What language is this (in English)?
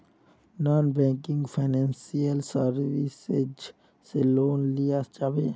Magahi